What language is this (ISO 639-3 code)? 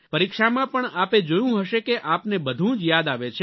guj